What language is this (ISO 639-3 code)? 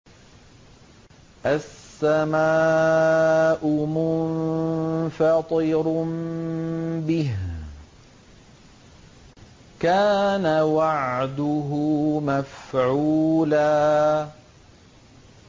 ara